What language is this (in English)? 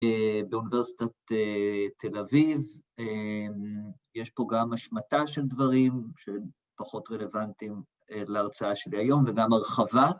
Hebrew